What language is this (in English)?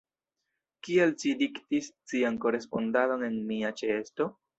Esperanto